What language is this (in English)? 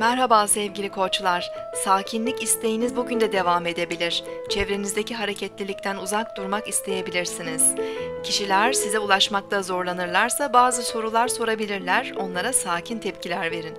Turkish